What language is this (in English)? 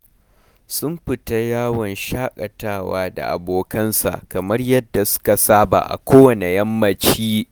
Hausa